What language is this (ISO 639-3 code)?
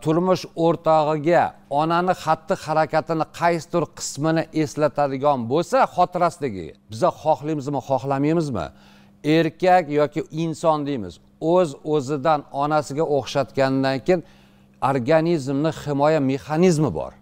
tur